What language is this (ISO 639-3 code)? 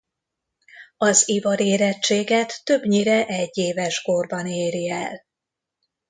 hun